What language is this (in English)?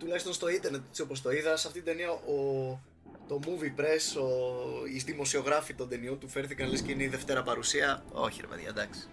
Greek